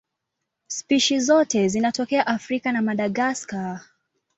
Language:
Swahili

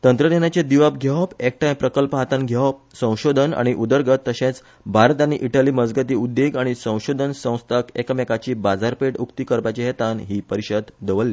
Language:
Konkani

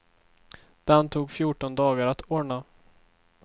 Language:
Swedish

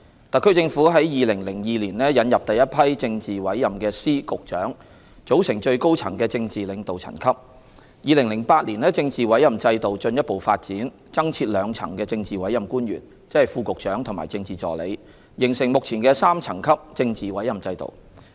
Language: Cantonese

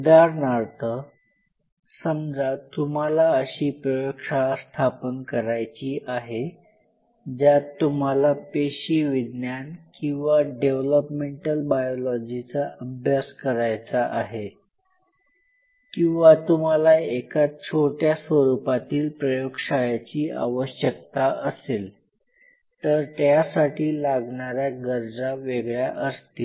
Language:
Marathi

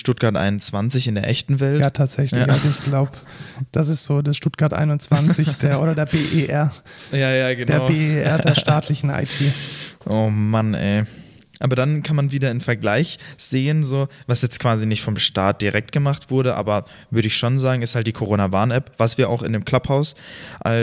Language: German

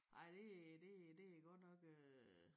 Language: Danish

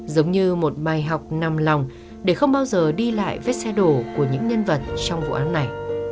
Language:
Vietnamese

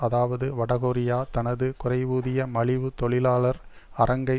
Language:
Tamil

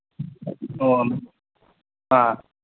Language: Manipuri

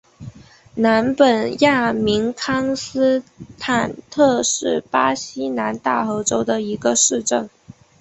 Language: Chinese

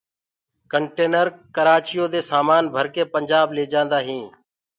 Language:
Gurgula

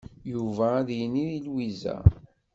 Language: Kabyle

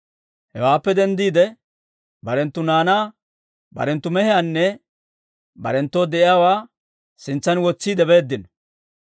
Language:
Dawro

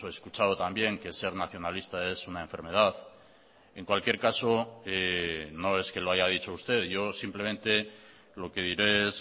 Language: Spanish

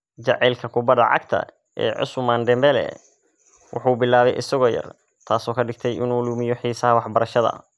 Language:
Somali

